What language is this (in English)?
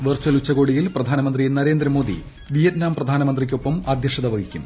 Malayalam